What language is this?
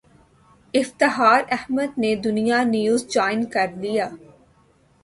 Urdu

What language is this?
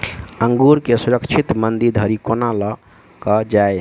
Maithili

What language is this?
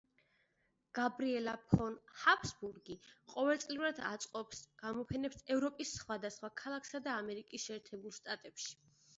Georgian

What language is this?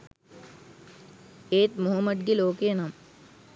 Sinhala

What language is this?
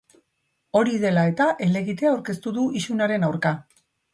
Basque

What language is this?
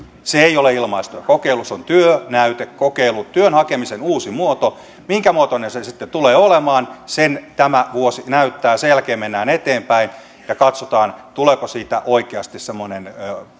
Finnish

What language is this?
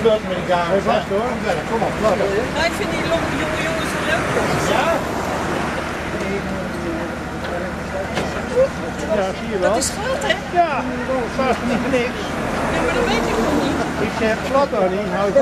Dutch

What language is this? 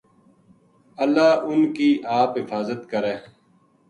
Gujari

